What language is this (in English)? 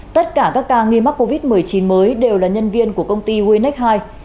Vietnamese